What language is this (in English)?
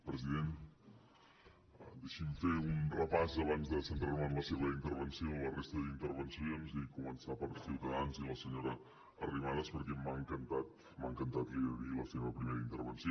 Catalan